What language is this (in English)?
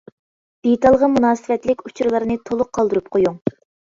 Uyghur